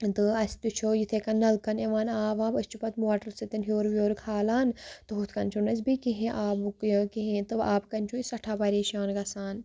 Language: Kashmiri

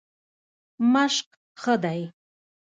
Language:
Pashto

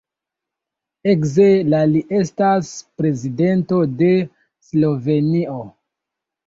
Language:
Esperanto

